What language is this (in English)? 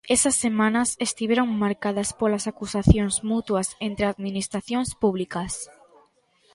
Galician